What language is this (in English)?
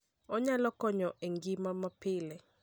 Luo (Kenya and Tanzania)